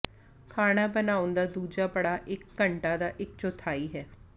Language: Punjabi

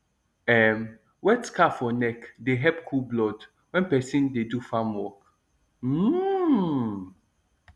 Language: Nigerian Pidgin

